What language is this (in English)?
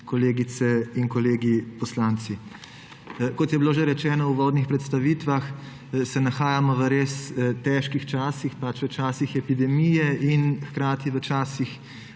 Slovenian